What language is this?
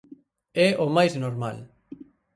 Galician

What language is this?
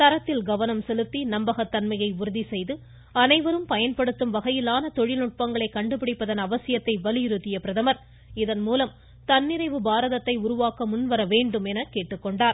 Tamil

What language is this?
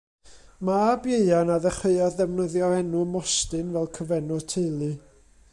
Welsh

